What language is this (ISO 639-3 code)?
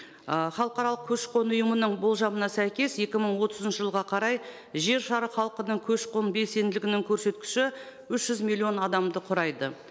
kaz